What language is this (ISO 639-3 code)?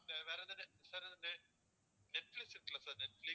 tam